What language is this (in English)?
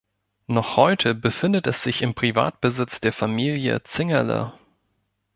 German